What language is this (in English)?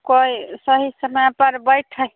Maithili